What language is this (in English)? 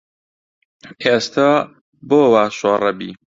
Central Kurdish